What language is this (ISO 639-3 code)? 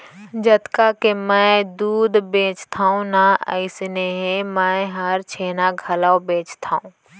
hne